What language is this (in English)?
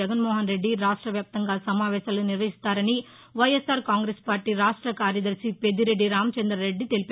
Telugu